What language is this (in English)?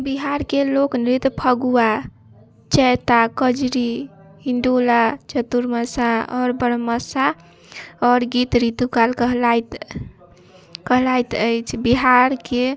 Maithili